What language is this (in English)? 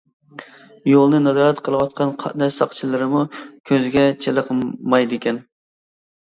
Uyghur